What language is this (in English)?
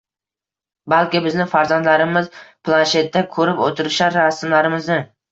Uzbek